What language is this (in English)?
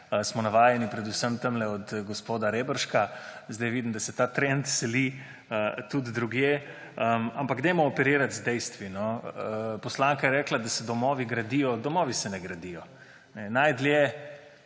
Slovenian